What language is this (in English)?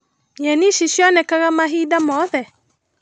Kikuyu